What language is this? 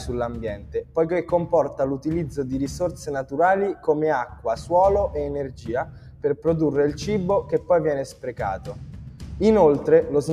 Italian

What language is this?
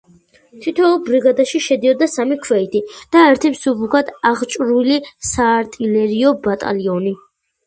Georgian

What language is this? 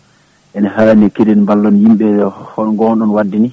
Fula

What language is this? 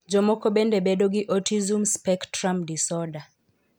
Luo (Kenya and Tanzania)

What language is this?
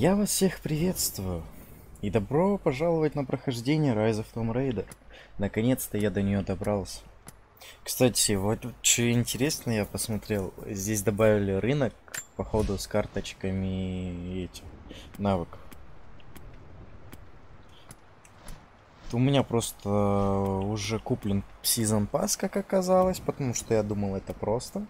Russian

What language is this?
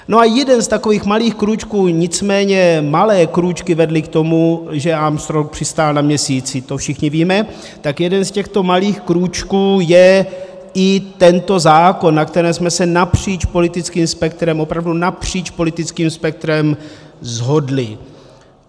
Czech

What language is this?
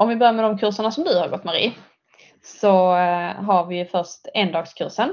Swedish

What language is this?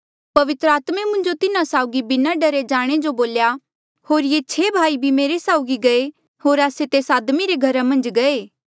Mandeali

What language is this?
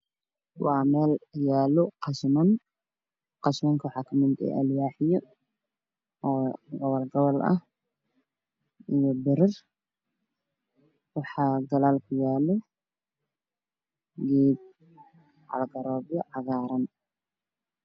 Somali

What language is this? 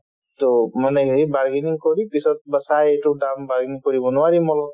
Assamese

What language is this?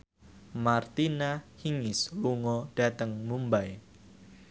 Javanese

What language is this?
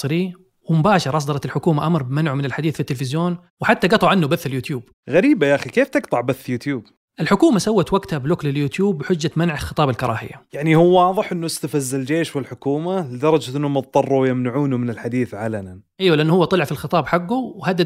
Arabic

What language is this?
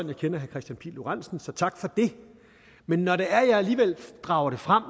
Danish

